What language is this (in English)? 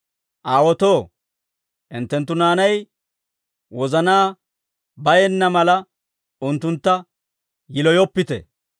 Dawro